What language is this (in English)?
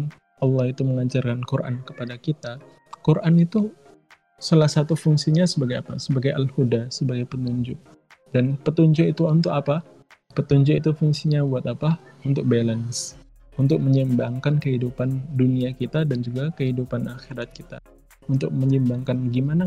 Indonesian